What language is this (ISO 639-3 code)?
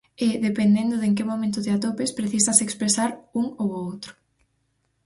glg